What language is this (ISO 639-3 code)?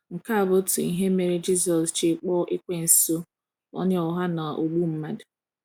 ibo